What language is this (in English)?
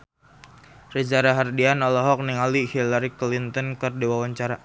Sundanese